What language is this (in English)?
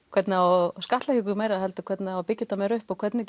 Icelandic